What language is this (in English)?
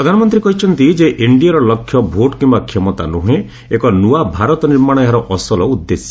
Odia